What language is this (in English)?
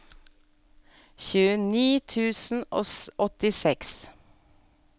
Norwegian